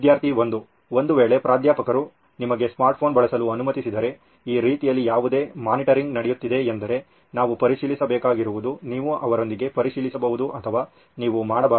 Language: Kannada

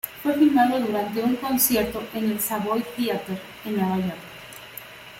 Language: Spanish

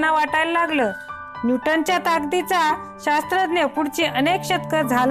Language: Marathi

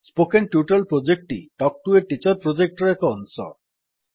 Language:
Odia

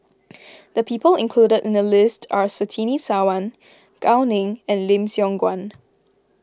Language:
English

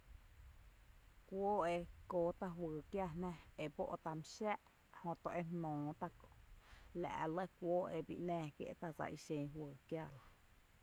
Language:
Tepinapa Chinantec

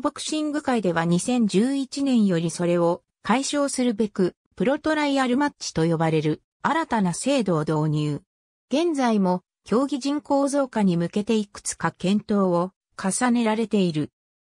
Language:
Japanese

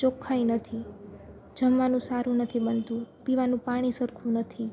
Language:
Gujarati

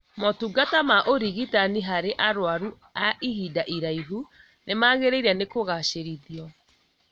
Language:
Kikuyu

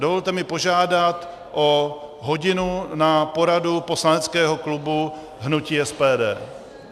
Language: Czech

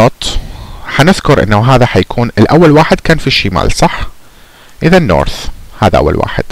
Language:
Arabic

